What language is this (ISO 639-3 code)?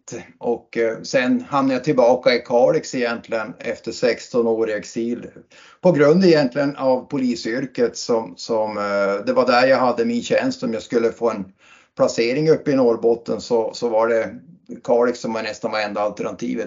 swe